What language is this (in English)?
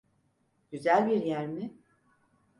Turkish